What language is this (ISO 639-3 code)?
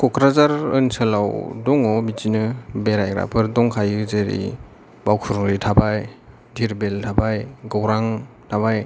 brx